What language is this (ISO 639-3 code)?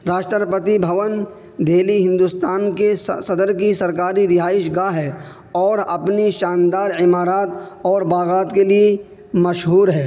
urd